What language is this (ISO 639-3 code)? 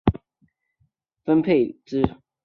zho